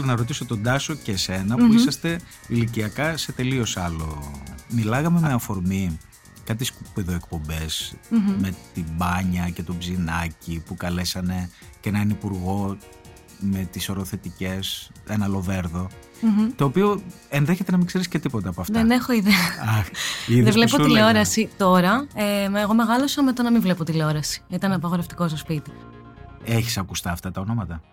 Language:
Greek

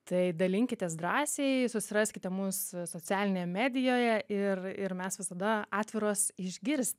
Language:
Lithuanian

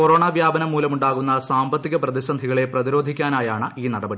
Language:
Malayalam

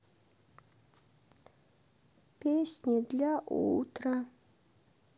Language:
Russian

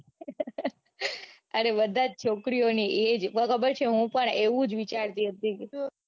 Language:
Gujarati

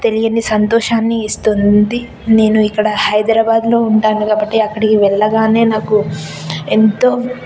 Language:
Telugu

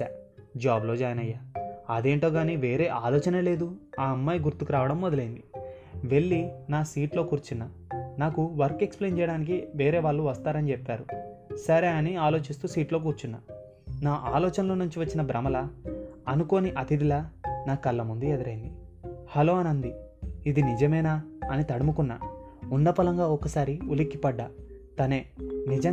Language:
Telugu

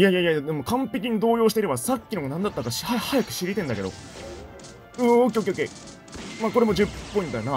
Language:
Japanese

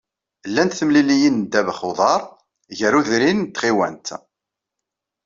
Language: Kabyle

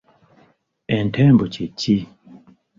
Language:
Ganda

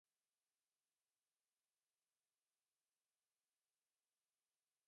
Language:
Urdu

